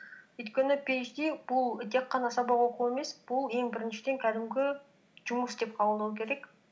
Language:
Kazakh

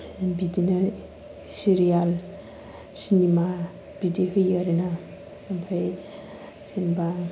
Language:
Bodo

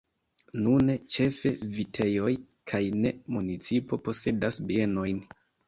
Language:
Esperanto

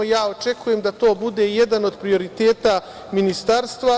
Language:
Serbian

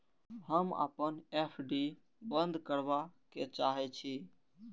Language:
Maithili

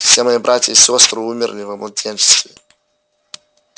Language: Russian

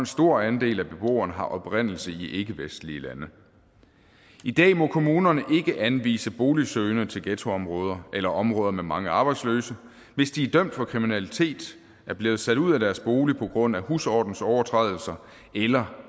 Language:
Danish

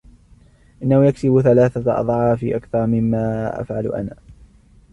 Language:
Arabic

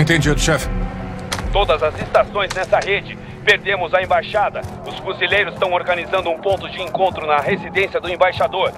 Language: Portuguese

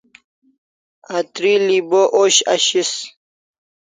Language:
Kalasha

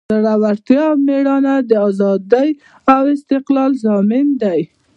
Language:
Pashto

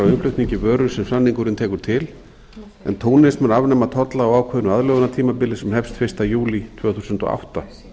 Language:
Icelandic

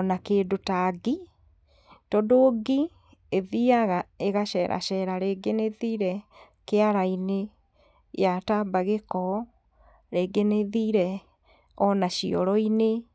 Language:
Kikuyu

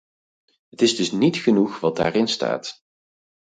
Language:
Dutch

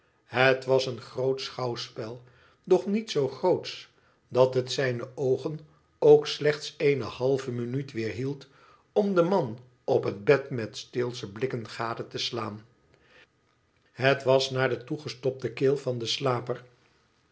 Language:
Dutch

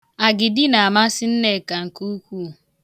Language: Igbo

